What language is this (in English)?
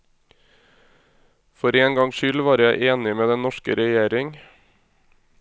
Norwegian